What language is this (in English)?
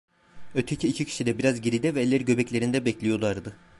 Turkish